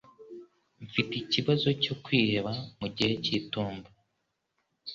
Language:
Kinyarwanda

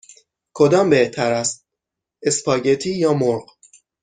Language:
Persian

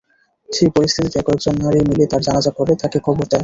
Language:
Bangla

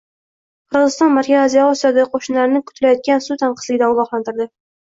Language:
Uzbek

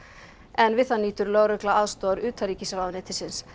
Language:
Icelandic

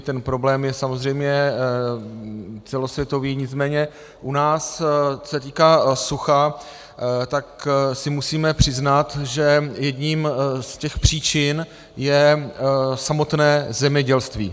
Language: Czech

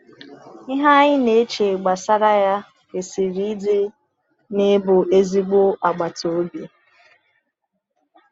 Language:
Igbo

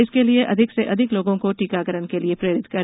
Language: Hindi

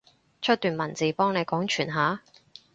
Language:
Cantonese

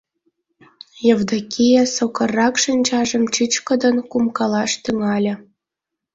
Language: Mari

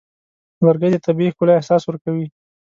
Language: Pashto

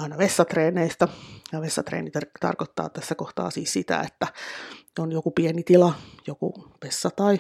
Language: Finnish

